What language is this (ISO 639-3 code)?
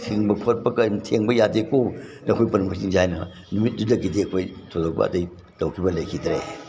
mni